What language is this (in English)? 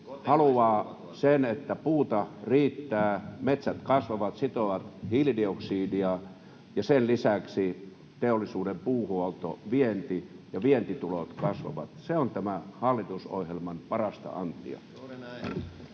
Finnish